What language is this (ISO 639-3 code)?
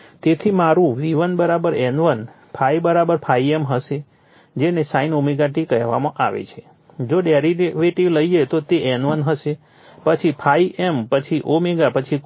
guj